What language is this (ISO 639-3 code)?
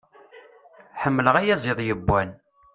kab